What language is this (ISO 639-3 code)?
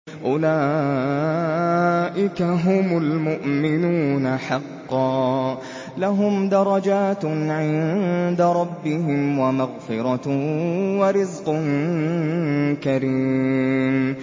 ara